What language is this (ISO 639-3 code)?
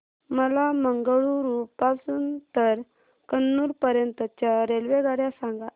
mar